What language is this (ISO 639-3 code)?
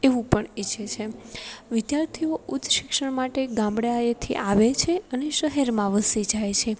guj